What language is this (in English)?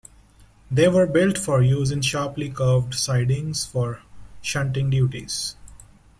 English